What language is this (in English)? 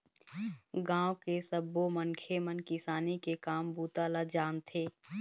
Chhattisgarhi